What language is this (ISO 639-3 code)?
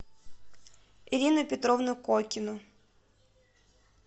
rus